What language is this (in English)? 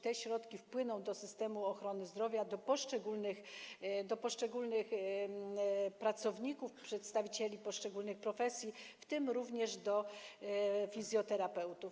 Polish